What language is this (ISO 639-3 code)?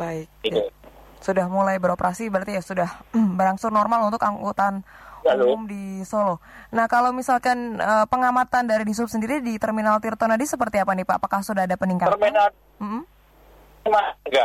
ind